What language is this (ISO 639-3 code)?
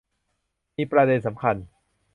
tha